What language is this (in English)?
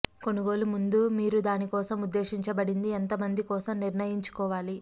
Telugu